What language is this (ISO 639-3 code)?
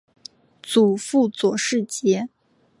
zho